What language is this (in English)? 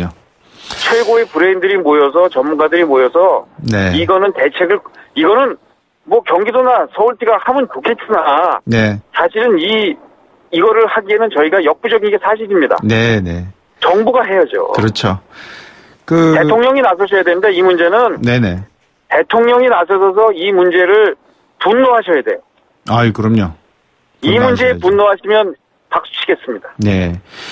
Korean